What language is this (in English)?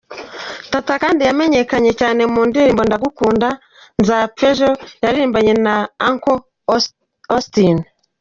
Kinyarwanda